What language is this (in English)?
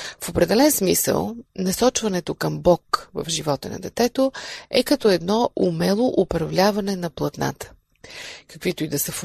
Bulgarian